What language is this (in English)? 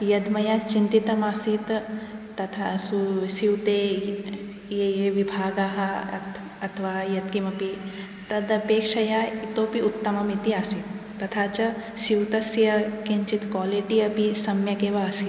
Sanskrit